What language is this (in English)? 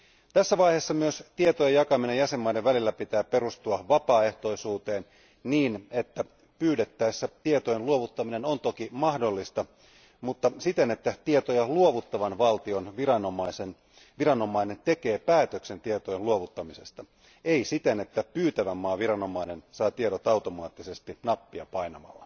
Finnish